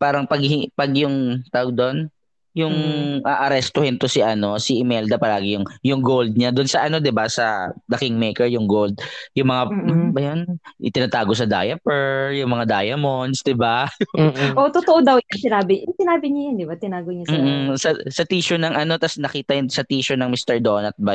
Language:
Filipino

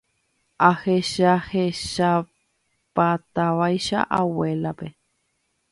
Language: Guarani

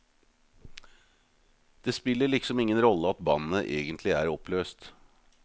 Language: Norwegian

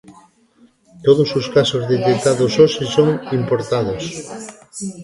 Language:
Galician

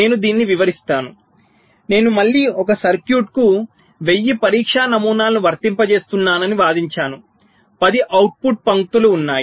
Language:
Telugu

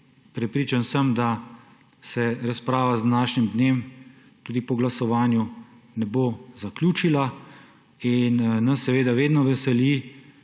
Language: Slovenian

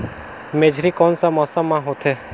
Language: Chhattisgarhi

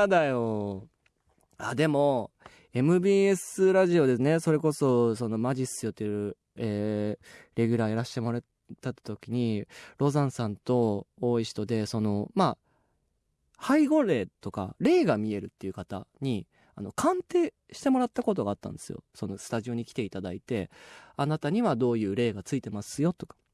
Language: Japanese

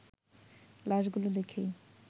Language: Bangla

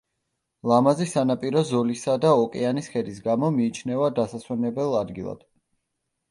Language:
Georgian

